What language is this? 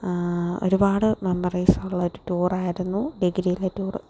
Malayalam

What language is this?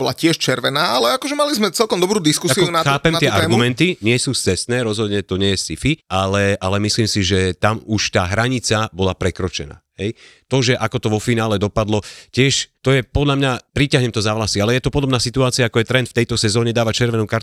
Slovak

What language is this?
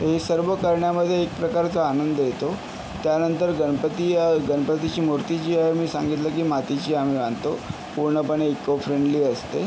Marathi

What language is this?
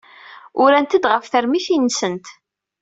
Kabyle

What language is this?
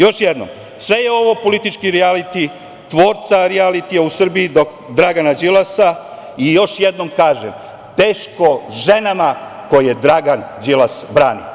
Serbian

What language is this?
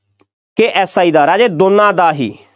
Punjabi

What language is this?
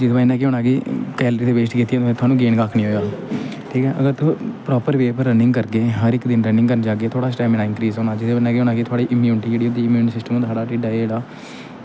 Dogri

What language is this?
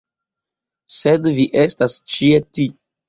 Esperanto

